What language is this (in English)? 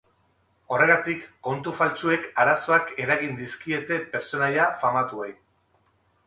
Basque